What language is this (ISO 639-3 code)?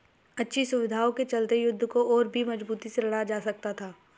hin